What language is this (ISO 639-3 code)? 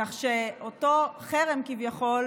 heb